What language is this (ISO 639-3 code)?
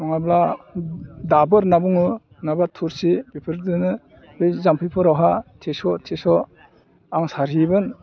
brx